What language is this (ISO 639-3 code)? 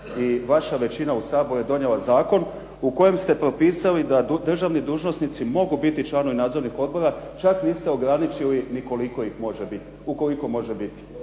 hrv